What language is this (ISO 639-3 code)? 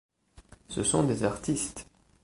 fra